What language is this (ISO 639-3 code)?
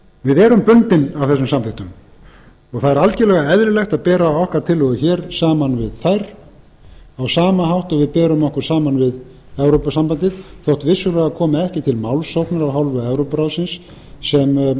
isl